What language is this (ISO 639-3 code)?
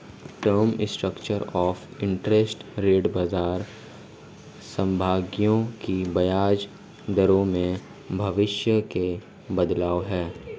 hin